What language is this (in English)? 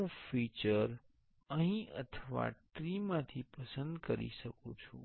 Gujarati